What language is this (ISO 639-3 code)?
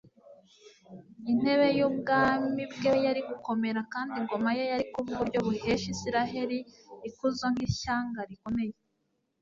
kin